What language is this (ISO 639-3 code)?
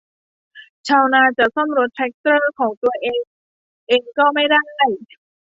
tha